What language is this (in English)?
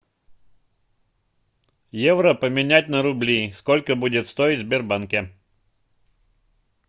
Russian